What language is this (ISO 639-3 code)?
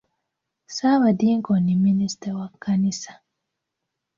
lug